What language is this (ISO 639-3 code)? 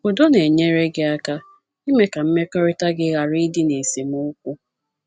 ibo